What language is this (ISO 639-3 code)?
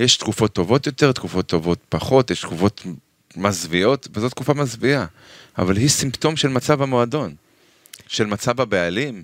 heb